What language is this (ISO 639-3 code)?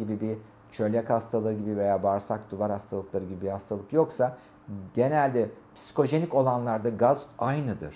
tur